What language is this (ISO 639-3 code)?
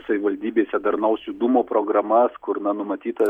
lit